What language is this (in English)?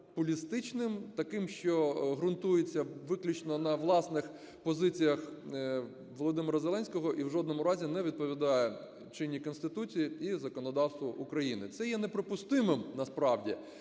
Ukrainian